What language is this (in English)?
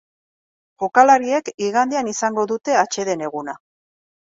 Basque